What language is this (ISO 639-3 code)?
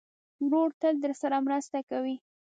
pus